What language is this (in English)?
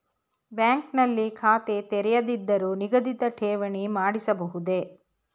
Kannada